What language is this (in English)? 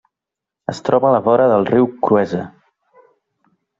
Catalan